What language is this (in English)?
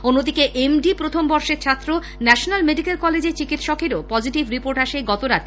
Bangla